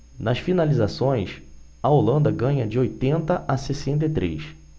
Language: Portuguese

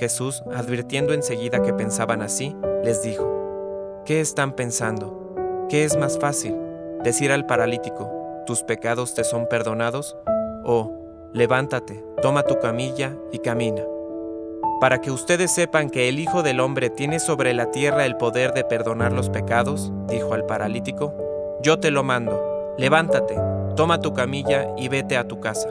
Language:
Spanish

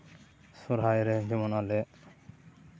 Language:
Santali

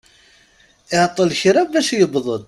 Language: Kabyle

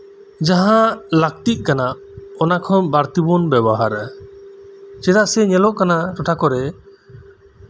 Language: Santali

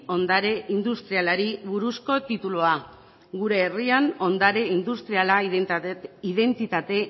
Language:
Basque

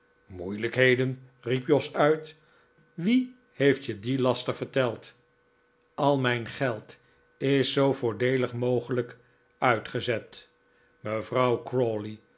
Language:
Dutch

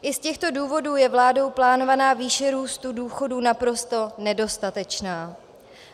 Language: Czech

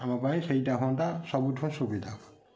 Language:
Odia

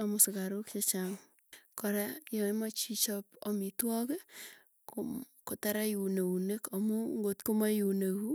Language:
Tugen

